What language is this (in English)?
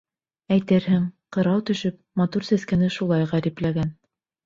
Bashkir